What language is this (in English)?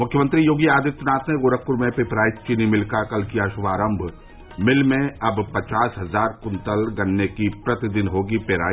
Hindi